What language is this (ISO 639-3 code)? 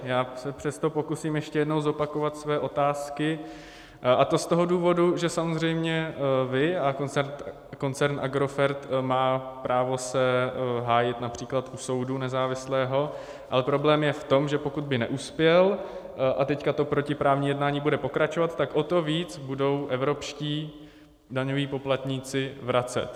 ces